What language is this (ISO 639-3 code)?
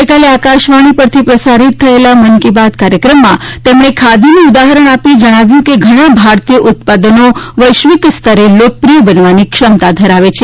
guj